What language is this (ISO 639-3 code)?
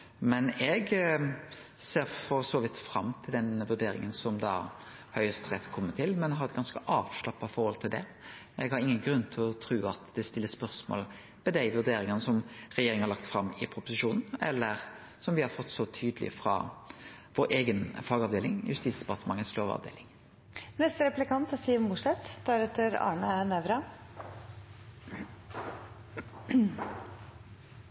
nno